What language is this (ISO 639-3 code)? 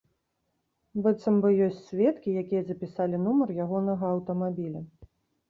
bel